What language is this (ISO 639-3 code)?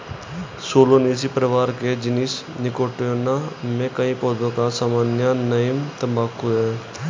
hin